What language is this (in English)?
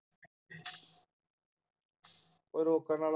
Punjabi